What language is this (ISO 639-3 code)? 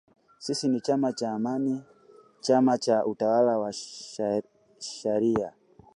swa